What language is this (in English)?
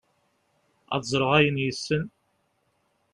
Kabyle